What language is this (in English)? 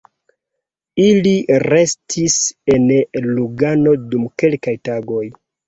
Esperanto